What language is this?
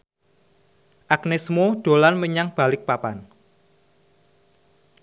Javanese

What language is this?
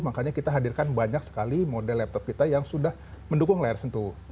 Indonesian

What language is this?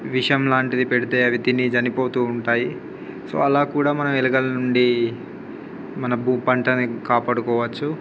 Telugu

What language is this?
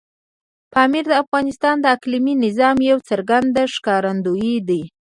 Pashto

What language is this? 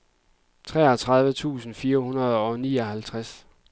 Danish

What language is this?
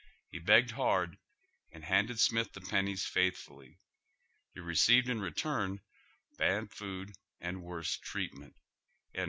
English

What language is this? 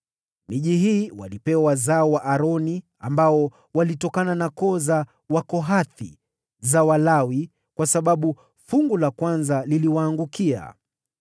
Swahili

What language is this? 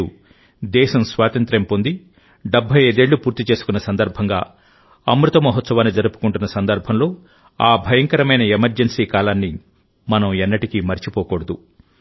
Telugu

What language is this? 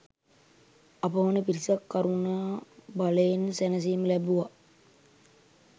Sinhala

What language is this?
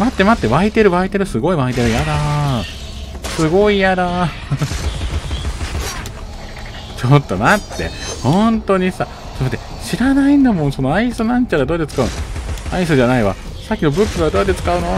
Japanese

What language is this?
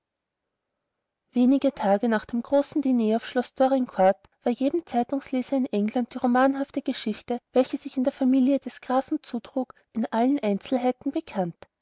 German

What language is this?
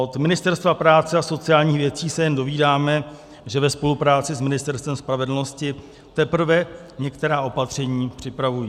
Czech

